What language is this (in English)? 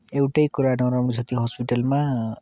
Nepali